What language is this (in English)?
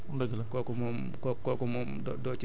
Wolof